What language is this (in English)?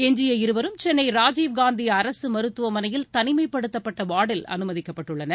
Tamil